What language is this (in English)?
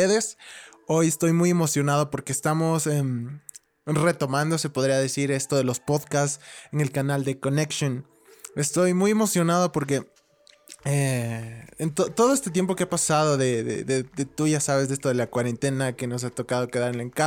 Spanish